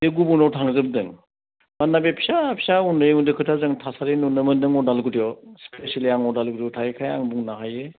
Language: Bodo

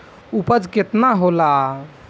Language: Bhojpuri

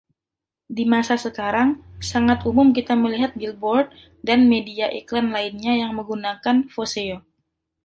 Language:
Indonesian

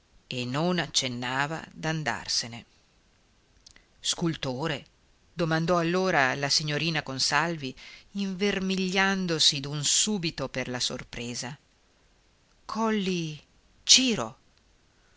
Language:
Italian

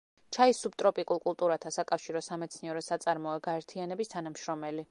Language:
Georgian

